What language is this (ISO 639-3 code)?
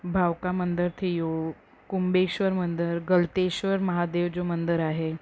snd